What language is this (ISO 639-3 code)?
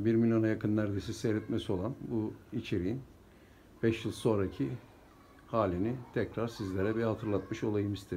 tur